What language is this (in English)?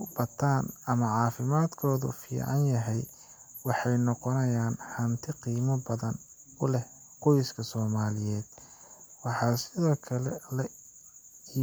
Somali